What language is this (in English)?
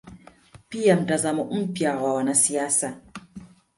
Swahili